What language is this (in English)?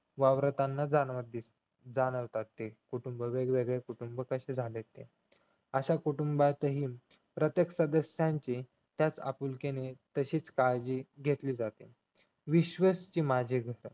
Marathi